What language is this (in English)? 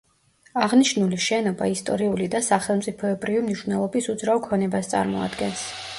Georgian